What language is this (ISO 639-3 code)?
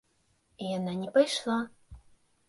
bel